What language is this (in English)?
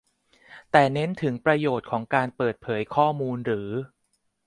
Thai